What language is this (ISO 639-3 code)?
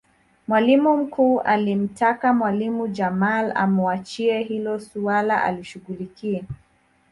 swa